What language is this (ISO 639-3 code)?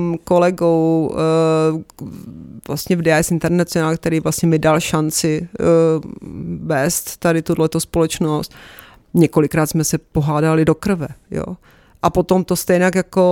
ces